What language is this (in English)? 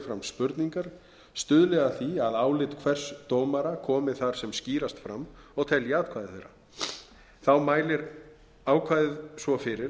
Icelandic